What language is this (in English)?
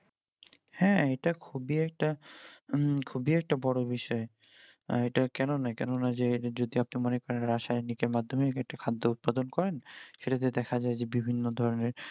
Bangla